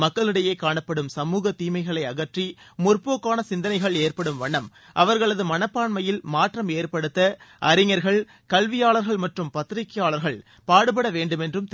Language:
Tamil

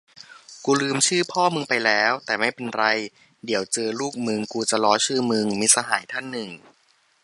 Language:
Thai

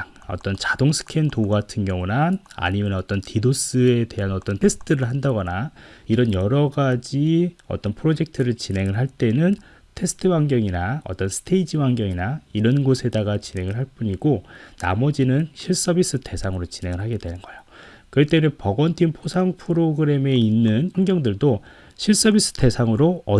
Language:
Korean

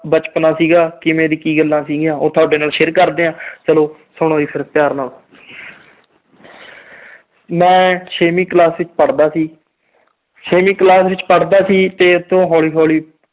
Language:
Punjabi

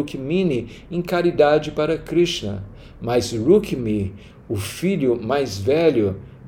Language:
Portuguese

